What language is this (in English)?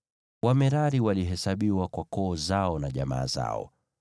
Swahili